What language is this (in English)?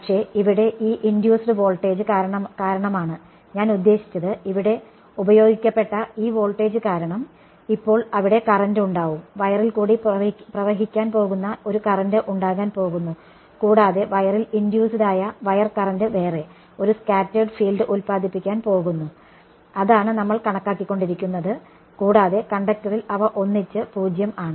Malayalam